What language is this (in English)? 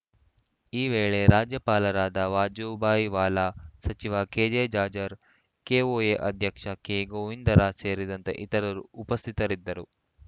Kannada